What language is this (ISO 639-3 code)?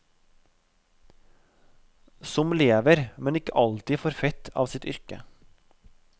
nor